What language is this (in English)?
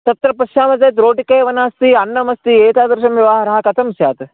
Sanskrit